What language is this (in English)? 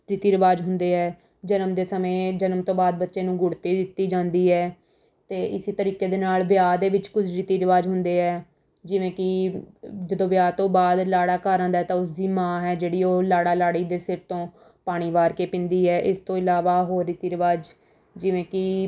Punjabi